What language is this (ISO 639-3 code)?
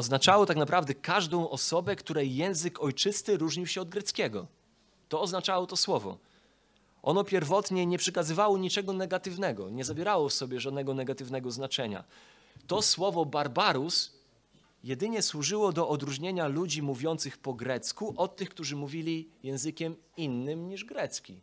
pol